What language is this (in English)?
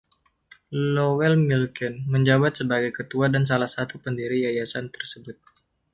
Indonesian